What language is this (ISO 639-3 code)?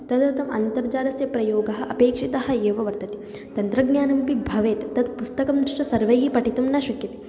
san